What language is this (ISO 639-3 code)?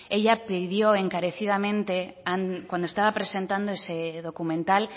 spa